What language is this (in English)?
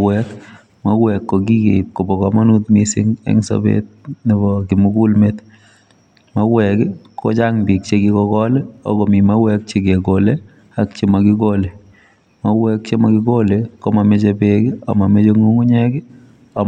Kalenjin